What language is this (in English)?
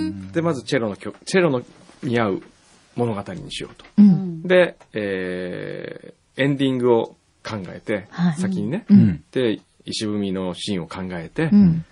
Japanese